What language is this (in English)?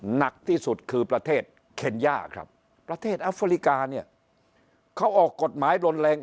Thai